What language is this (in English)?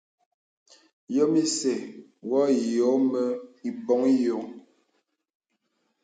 Bebele